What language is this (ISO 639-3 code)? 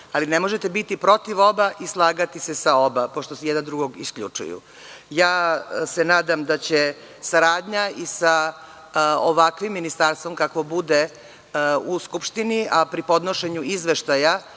srp